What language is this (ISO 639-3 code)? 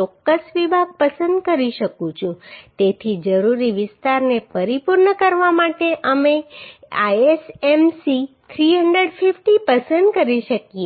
guj